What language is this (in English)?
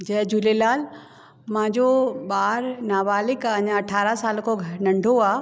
Sindhi